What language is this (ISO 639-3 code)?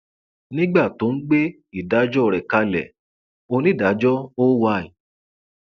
yor